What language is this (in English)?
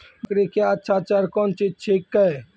Maithili